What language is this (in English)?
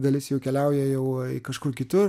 Lithuanian